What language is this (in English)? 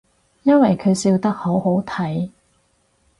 Cantonese